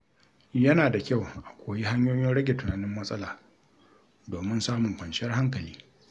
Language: Hausa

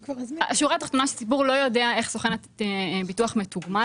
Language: Hebrew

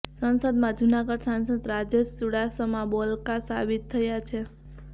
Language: Gujarati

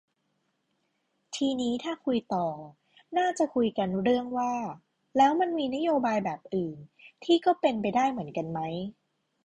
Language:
Thai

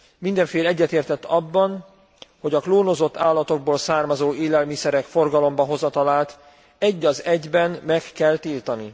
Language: Hungarian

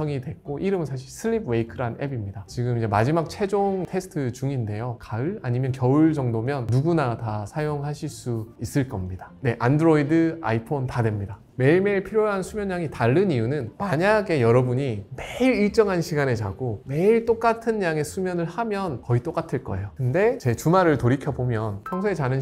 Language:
Korean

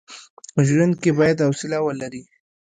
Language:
Pashto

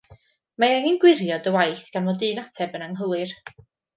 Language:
Welsh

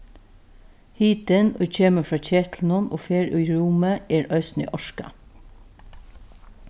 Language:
Faroese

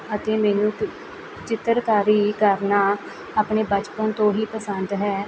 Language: Punjabi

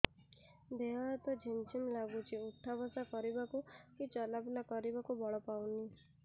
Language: Odia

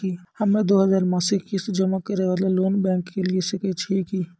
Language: Maithili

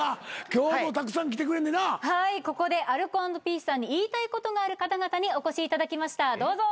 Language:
Japanese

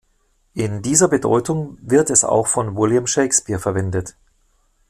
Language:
German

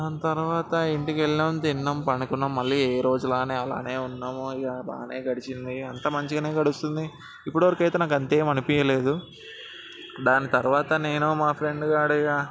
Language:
Telugu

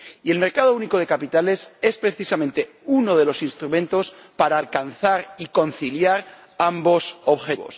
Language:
Spanish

